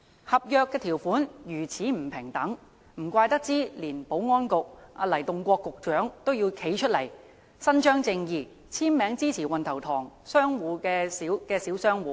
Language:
Cantonese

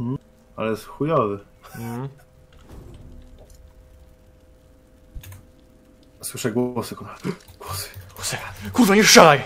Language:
Polish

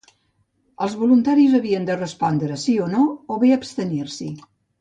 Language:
Catalan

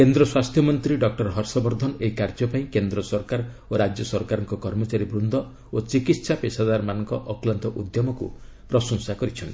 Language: Odia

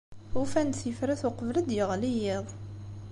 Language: Kabyle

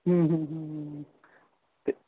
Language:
Punjabi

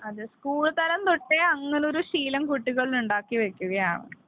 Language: Malayalam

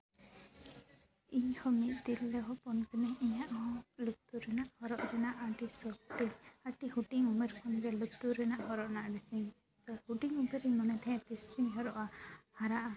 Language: Santali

